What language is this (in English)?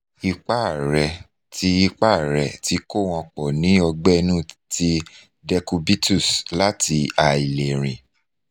Yoruba